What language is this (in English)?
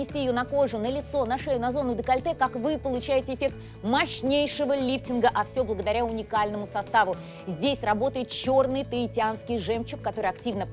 Russian